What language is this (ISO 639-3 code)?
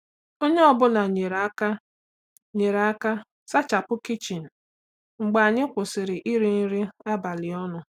ibo